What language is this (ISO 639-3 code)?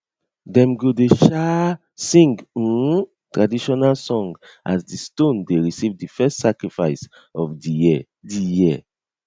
pcm